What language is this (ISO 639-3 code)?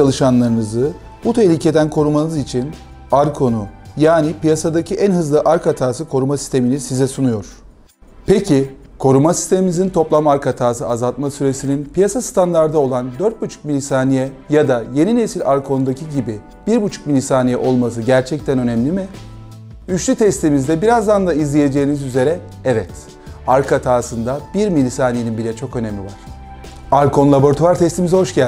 tur